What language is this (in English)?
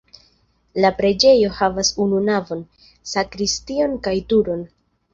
Esperanto